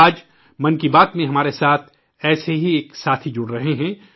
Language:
Urdu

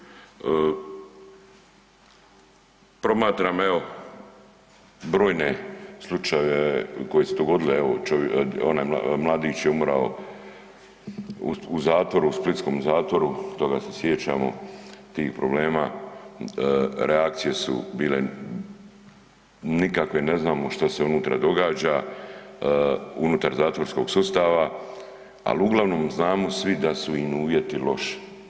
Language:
Croatian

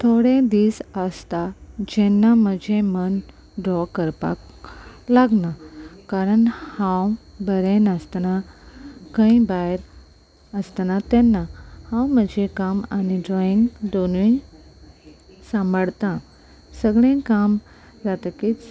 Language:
Konkani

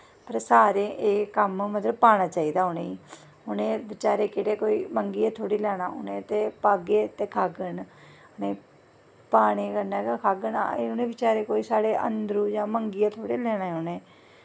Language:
Dogri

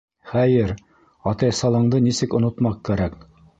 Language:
Bashkir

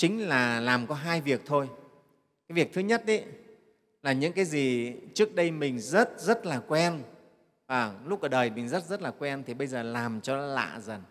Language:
Vietnamese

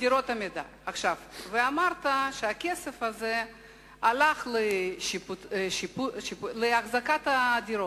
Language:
Hebrew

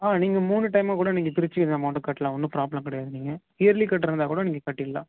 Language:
Tamil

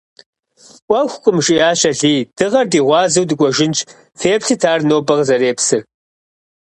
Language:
Kabardian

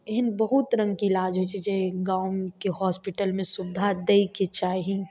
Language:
Maithili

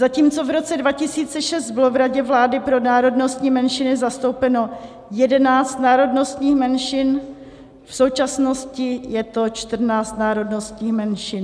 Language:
Czech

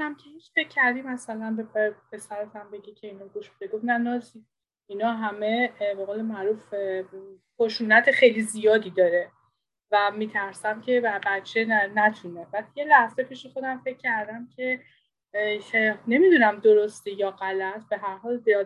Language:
Persian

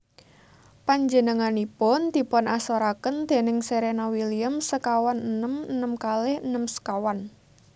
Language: Javanese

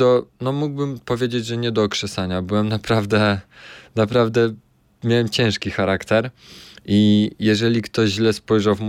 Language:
Polish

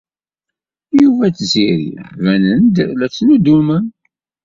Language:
Kabyle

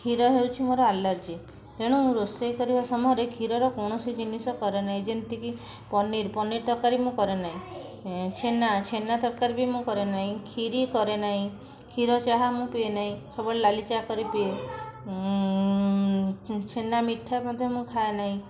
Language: Odia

